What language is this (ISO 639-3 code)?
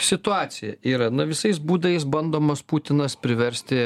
lit